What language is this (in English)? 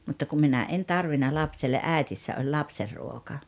Finnish